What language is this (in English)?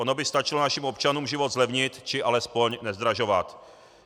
Czech